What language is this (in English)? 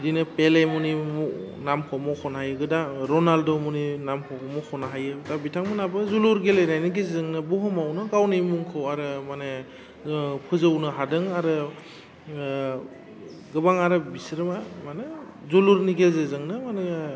Bodo